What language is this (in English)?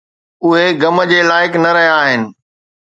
Sindhi